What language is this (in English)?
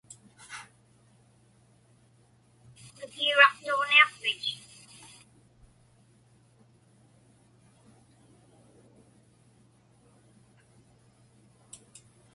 Inupiaq